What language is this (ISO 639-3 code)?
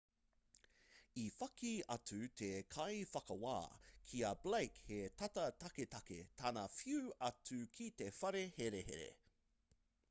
mri